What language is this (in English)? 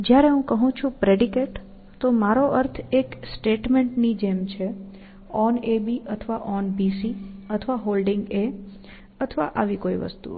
Gujarati